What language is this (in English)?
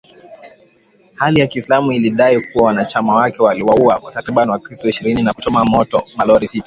Swahili